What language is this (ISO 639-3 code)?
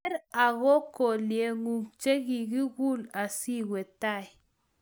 kln